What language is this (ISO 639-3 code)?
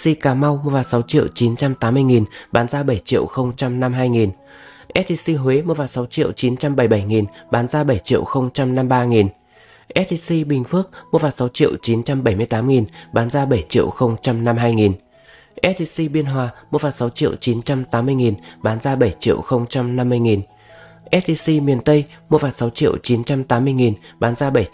vie